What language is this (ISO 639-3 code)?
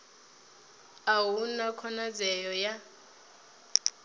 ven